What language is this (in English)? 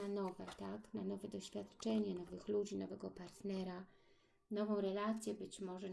Polish